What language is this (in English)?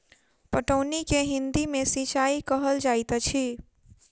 Maithili